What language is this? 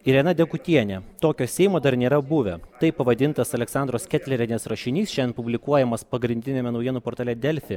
Lithuanian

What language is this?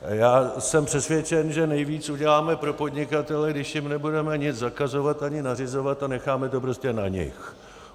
Czech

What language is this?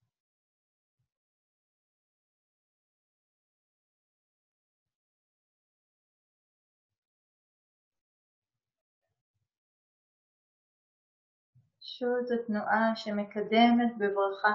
Hebrew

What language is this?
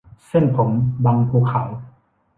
Thai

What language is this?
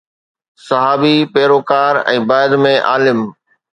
Sindhi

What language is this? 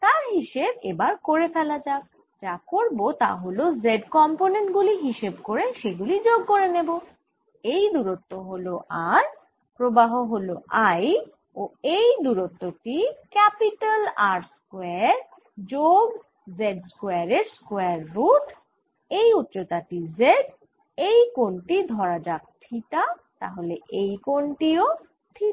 Bangla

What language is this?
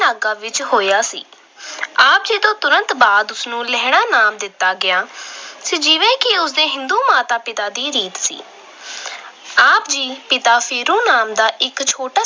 Punjabi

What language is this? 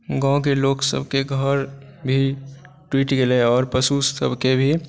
Maithili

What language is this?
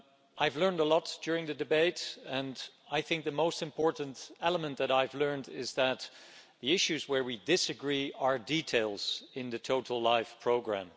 English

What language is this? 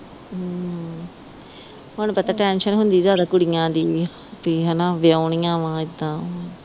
Punjabi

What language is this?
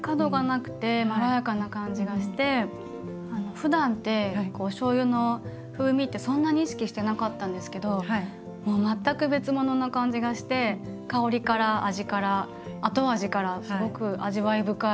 Japanese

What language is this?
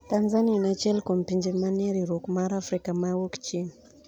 Luo (Kenya and Tanzania)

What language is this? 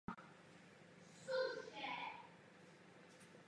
Czech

